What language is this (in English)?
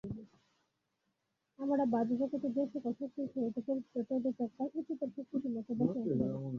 Bangla